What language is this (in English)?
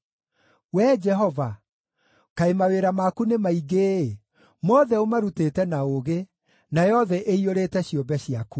Kikuyu